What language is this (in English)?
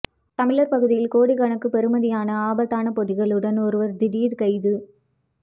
Tamil